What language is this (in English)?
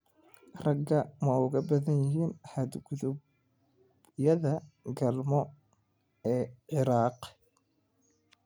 Somali